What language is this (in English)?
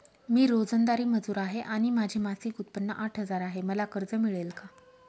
Marathi